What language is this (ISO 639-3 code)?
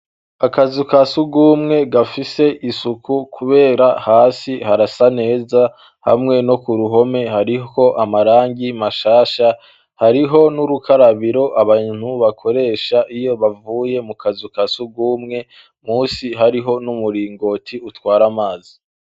run